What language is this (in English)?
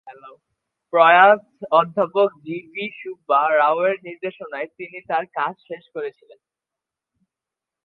Bangla